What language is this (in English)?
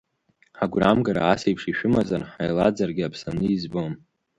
Abkhazian